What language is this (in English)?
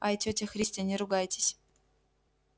Russian